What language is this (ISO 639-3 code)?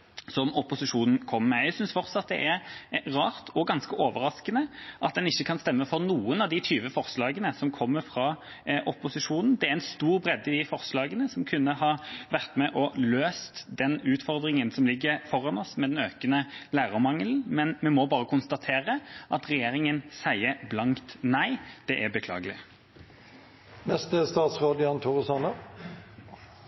nob